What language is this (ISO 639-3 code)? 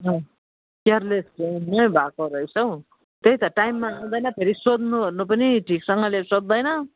nep